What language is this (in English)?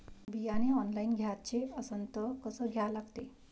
Marathi